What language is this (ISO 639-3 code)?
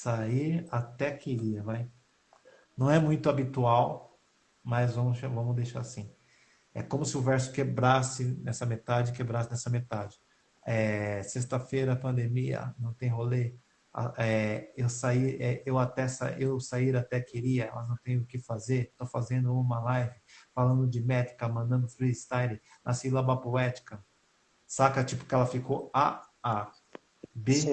por